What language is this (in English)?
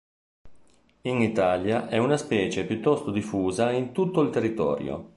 Italian